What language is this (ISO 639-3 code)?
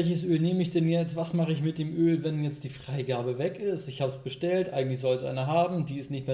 deu